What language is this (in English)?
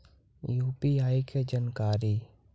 Magahi